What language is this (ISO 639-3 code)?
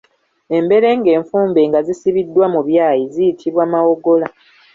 lug